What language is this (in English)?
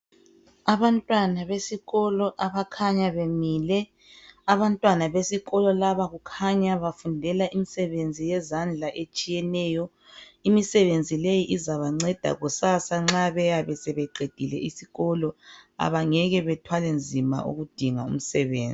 North Ndebele